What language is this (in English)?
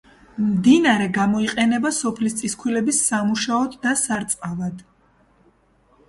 Georgian